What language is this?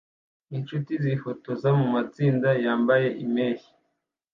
Kinyarwanda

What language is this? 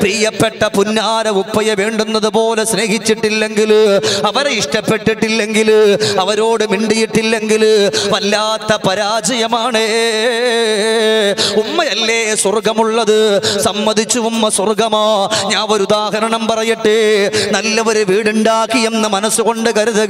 Arabic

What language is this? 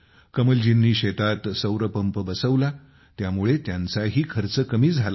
Marathi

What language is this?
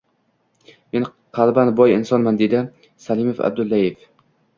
Uzbek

